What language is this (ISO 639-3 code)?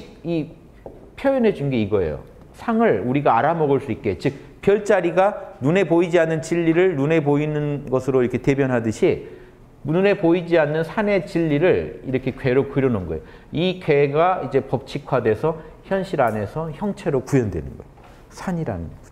kor